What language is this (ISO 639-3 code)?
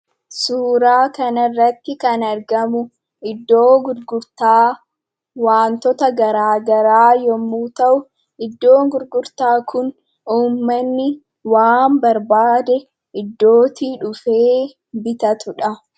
orm